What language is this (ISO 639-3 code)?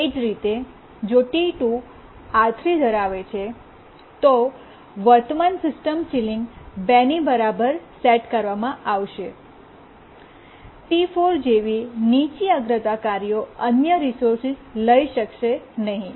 guj